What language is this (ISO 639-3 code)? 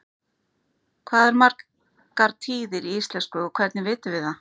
isl